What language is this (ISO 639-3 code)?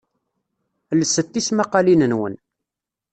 kab